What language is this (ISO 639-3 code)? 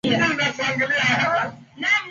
swa